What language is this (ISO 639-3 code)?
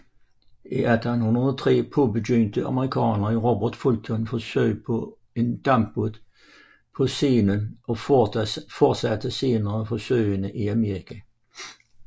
dan